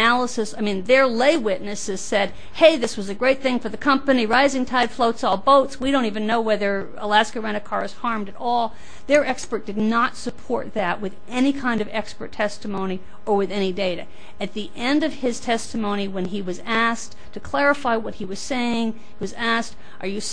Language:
English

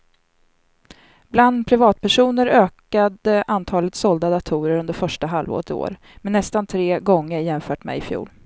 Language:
Swedish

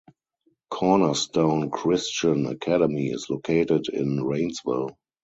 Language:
English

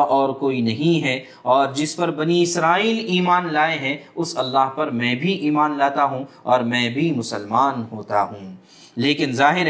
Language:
Urdu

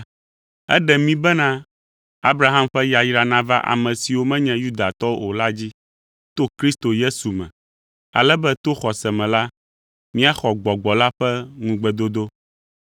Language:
Ewe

